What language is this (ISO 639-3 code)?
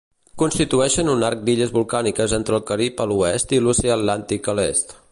cat